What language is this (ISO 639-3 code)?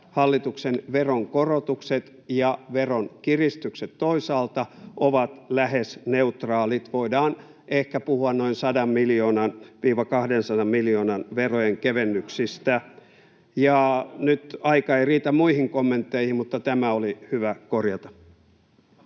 fin